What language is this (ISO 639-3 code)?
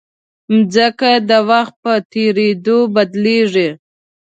pus